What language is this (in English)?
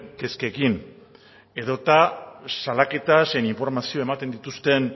Basque